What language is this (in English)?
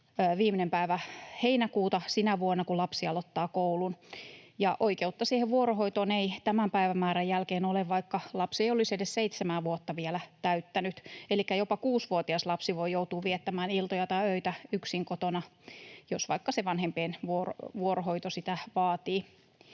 Finnish